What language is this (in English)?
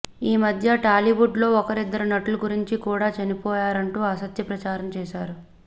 Telugu